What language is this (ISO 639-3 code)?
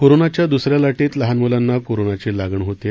mar